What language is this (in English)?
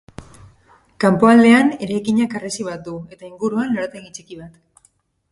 Basque